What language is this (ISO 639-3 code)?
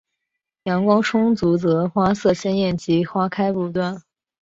zho